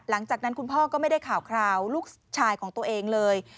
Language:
Thai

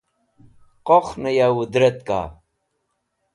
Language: Wakhi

